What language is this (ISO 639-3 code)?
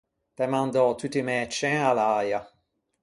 lij